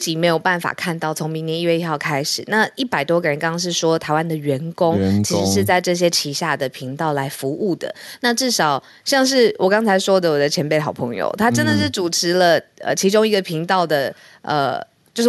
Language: Chinese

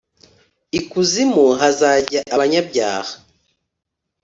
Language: Kinyarwanda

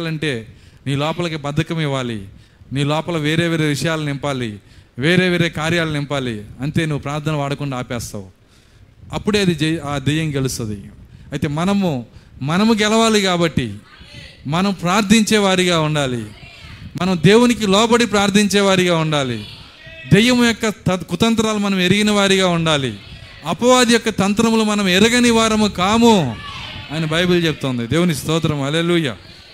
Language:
Telugu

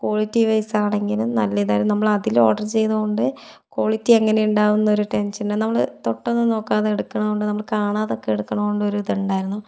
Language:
Malayalam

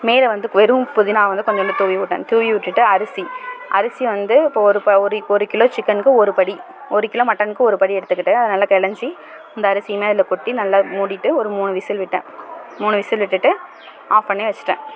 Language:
Tamil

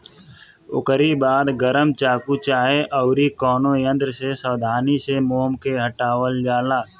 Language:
Bhojpuri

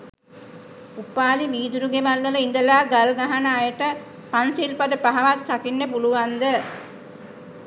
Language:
Sinhala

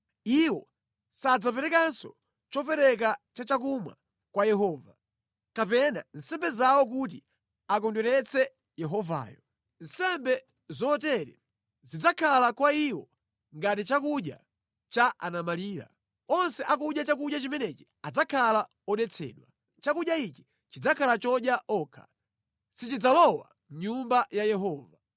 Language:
Nyanja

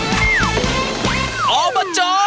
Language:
Thai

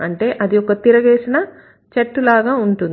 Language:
Telugu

